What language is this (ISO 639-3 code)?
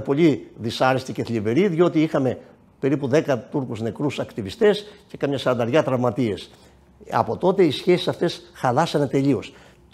ell